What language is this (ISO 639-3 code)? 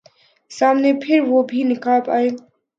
urd